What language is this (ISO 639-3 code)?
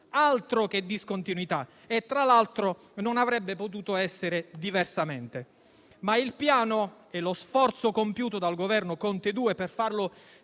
ita